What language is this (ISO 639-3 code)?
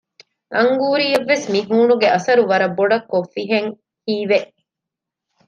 div